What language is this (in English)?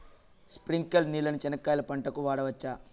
Telugu